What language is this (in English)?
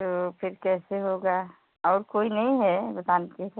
Hindi